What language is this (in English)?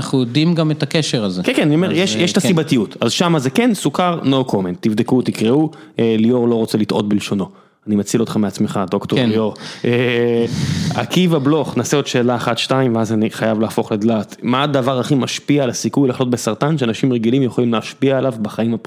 Hebrew